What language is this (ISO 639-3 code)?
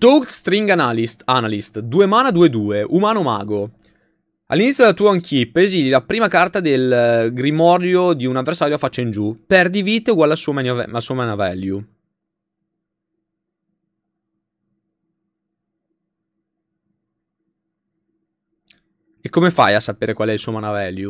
ita